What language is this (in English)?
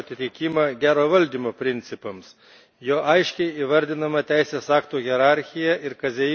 Lithuanian